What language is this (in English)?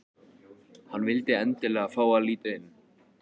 Icelandic